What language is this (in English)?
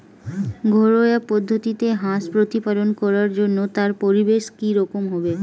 Bangla